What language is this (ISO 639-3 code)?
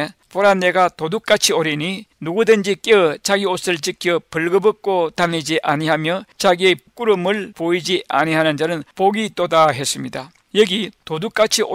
kor